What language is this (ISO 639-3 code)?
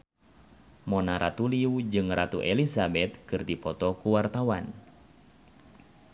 sun